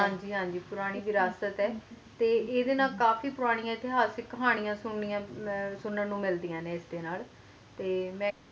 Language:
Punjabi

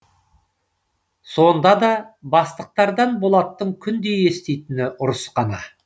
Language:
Kazakh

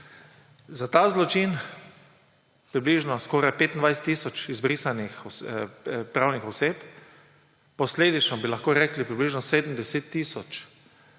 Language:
Slovenian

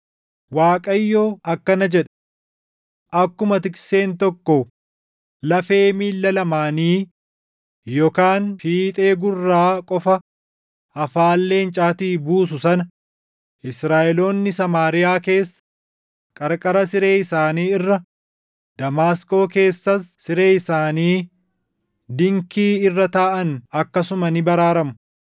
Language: Oromo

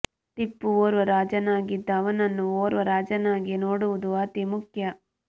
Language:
Kannada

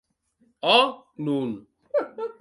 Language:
Occitan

